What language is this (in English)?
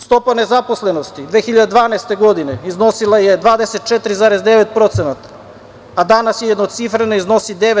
Serbian